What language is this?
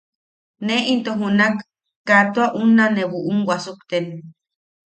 Yaqui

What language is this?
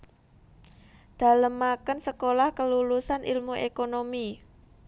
Javanese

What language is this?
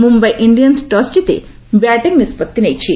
Odia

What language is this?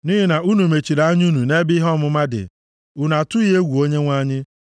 Igbo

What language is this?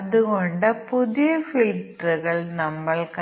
Malayalam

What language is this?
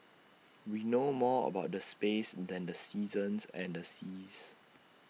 English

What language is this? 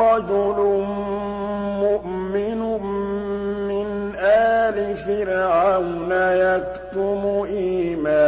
Arabic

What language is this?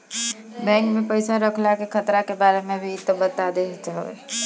Bhojpuri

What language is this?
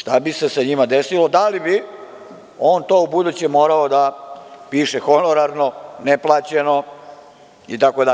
Serbian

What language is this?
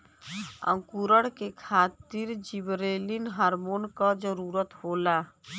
Bhojpuri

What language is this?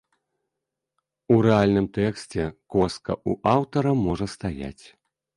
Belarusian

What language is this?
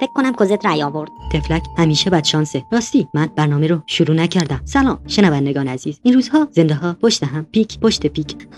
Persian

